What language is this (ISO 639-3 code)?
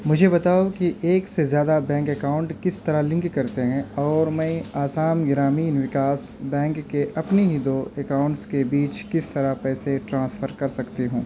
urd